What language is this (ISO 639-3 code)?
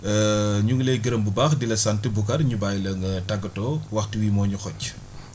wol